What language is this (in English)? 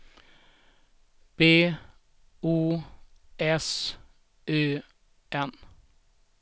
Swedish